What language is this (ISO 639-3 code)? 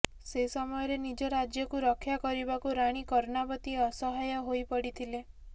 ori